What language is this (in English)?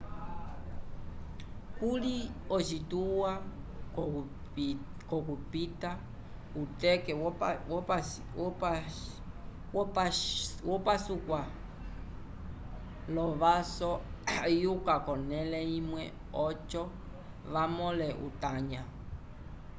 Umbundu